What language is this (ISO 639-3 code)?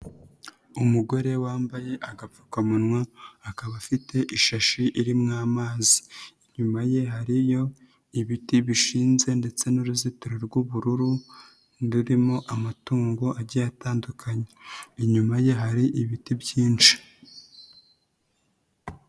kin